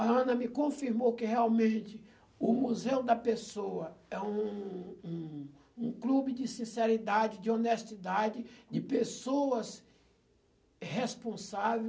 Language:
Portuguese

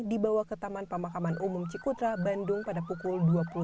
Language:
Indonesian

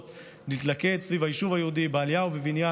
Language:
Hebrew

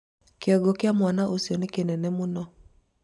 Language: Kikuyu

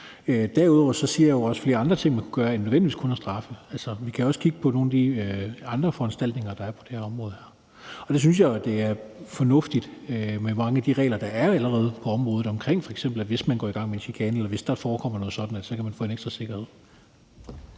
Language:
Danish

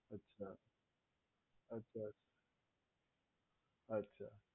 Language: Gujarati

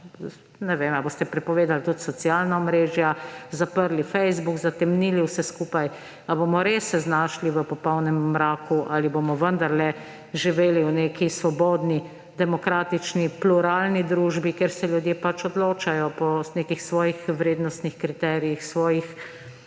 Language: Slovenian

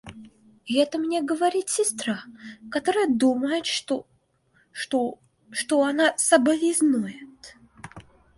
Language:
Russian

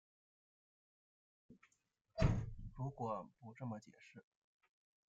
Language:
Chinese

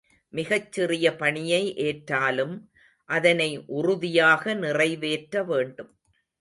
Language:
Tamil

